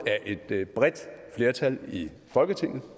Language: Danish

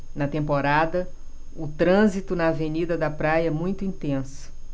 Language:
Portuguese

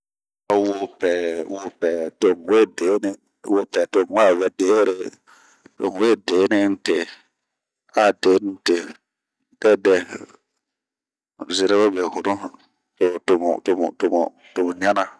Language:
Bomu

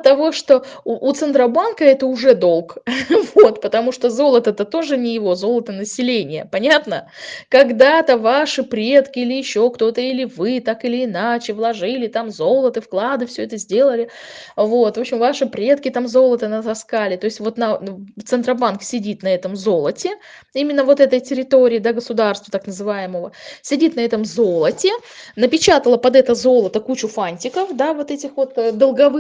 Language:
Russian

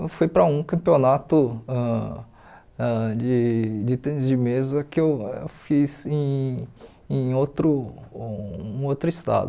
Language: Portuguese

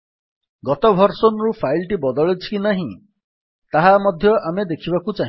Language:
Odia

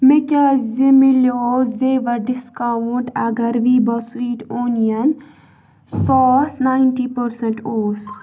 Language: Kashmiri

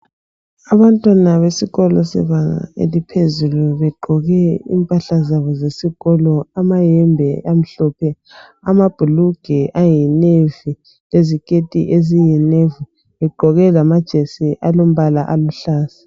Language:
North Ndebele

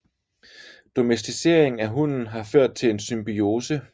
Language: Danish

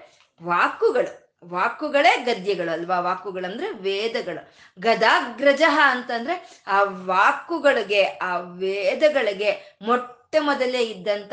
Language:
Kannada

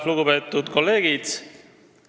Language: Estonian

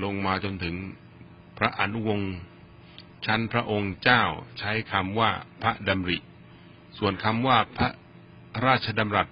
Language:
Thai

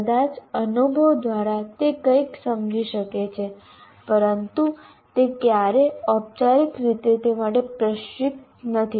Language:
Gujarati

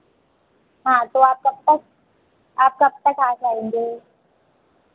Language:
Hindi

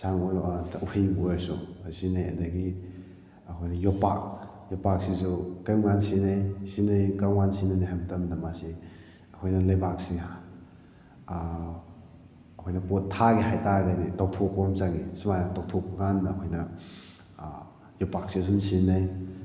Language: Manipuri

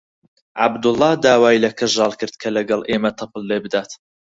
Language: Central Kurdish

